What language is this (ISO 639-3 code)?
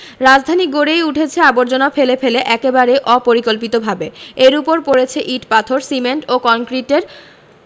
ben